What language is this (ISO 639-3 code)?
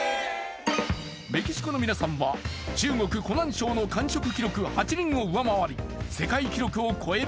jpn